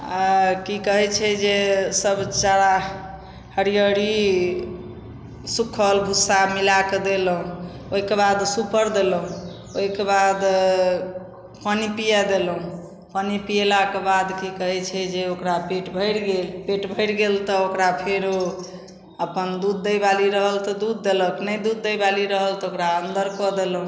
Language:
Maithili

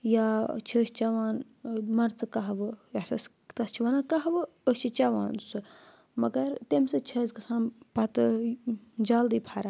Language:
Kashmiri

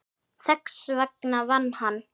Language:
Icelandic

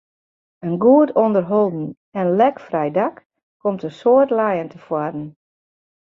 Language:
Western Frisian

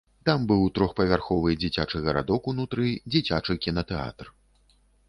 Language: Belarusian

